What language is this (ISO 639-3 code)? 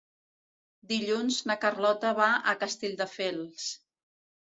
cat